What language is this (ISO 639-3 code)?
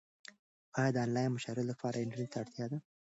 pus